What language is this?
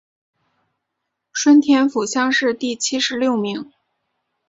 Chinese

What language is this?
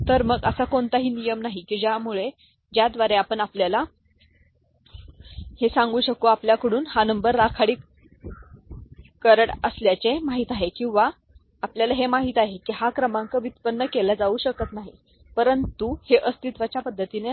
Marathi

